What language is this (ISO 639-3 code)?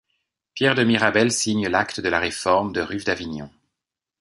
fra